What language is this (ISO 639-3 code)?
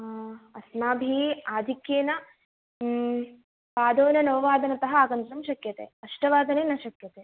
san